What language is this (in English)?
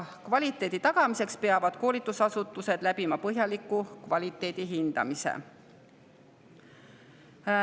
Estonian